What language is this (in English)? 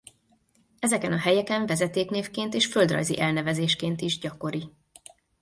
Hungarian